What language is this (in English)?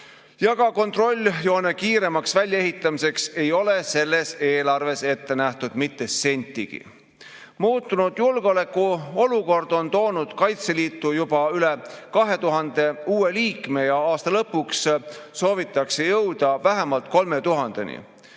Estonian